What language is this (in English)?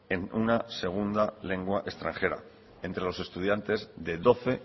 Spanish